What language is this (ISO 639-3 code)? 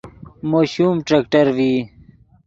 ydg